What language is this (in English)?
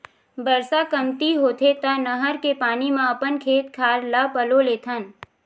Chhattisgarhi